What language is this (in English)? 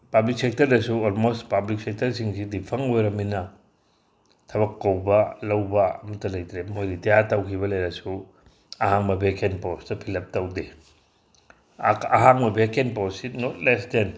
Manipuri